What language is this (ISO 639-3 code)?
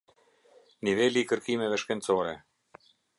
sqi